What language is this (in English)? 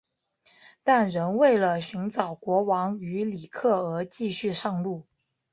Chinese